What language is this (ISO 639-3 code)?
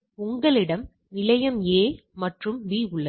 tam